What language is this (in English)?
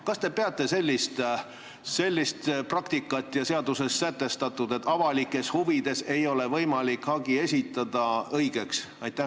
Estonian